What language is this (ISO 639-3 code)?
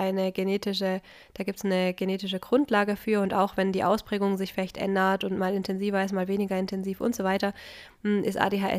deu